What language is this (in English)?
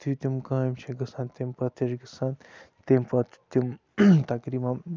Kashmiri